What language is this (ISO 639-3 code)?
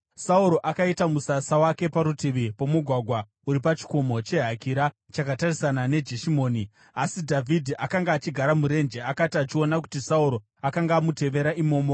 sna